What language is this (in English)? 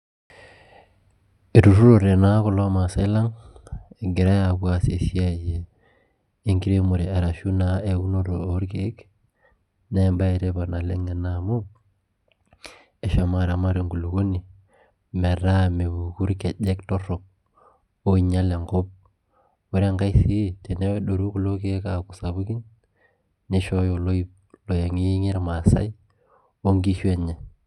Masai